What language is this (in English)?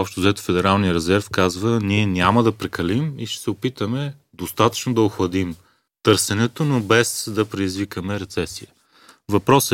Bulgarian